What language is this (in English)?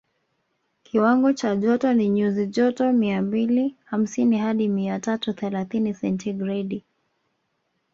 Swahili